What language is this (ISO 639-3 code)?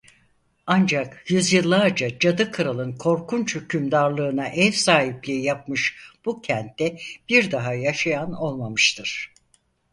tur